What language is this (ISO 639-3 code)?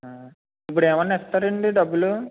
tel